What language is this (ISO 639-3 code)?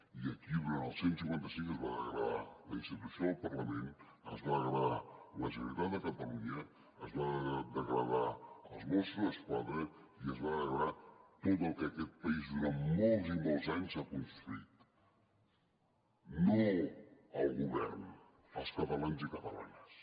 cat